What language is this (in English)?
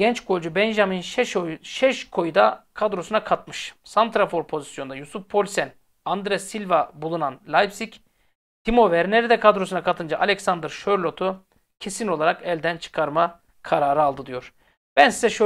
Turkish